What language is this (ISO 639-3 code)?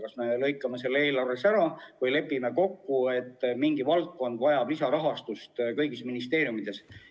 est